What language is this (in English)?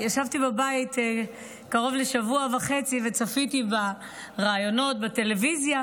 Hebrew